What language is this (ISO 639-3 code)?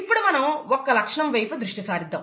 tel